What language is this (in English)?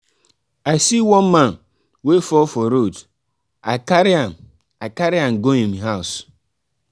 Nigerian Pidgin